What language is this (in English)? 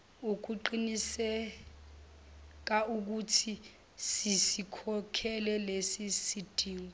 Zulu